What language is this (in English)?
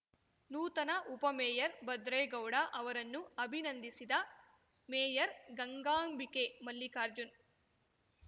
Kannada